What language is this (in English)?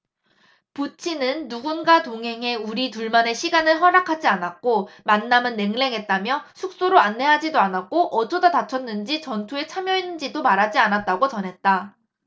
Korean